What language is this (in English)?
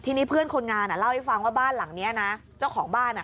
Thai